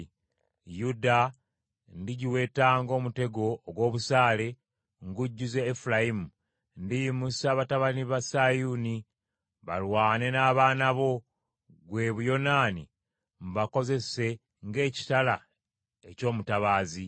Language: Ganda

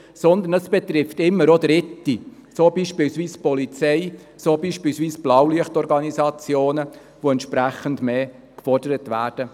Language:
Swiss German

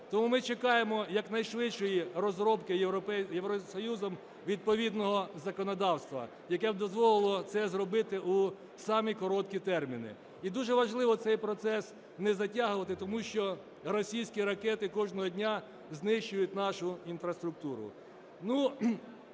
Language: Ukrainian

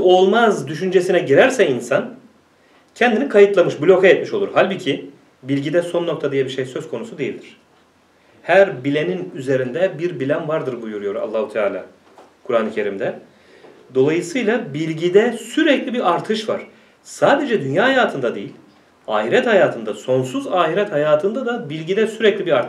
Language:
Turkish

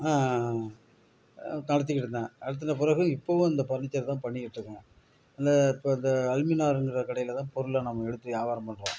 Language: Tamil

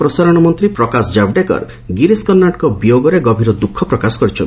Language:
Odia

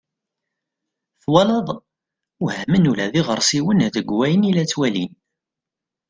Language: Kabyle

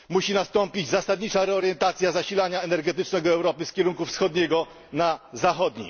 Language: Polish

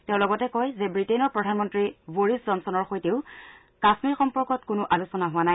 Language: Assamese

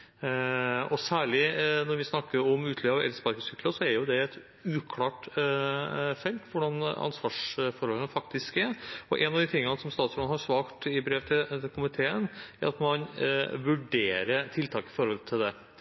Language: Norwegian Bokmål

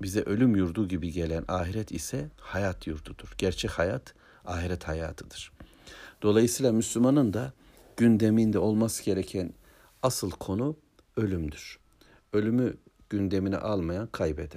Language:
Turkish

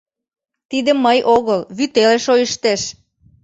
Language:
Mari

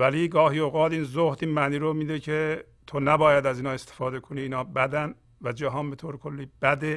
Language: Persian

